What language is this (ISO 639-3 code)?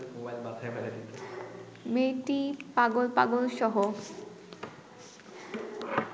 ben